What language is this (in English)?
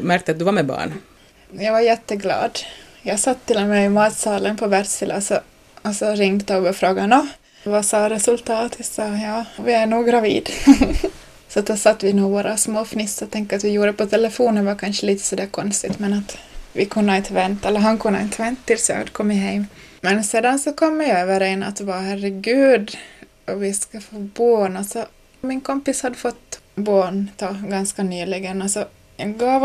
Swedish